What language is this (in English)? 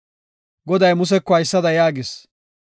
Gofa